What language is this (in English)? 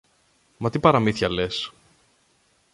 Greek